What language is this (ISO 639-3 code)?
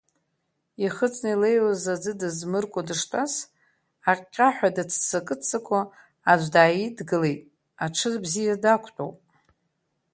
abk